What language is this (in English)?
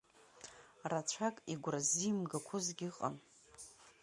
Abkhazian